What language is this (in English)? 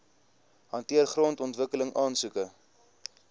Afrikaans